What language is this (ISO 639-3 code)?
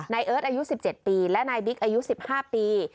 tha